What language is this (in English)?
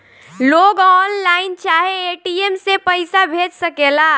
Bhojpuri